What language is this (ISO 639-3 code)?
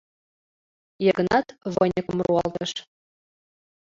chm